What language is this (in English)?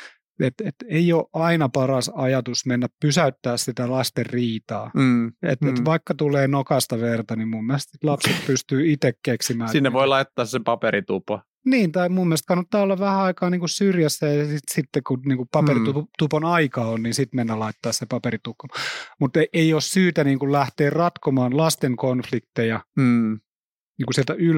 Finnish